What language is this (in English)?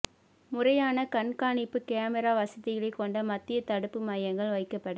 Tamil